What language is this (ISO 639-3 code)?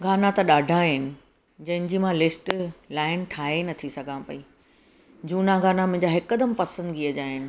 snd